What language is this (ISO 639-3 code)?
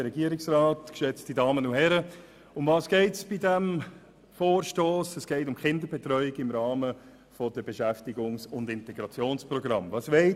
gsw